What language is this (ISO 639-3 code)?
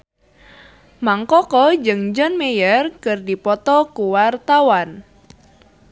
sun